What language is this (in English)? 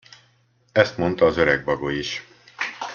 Hungarian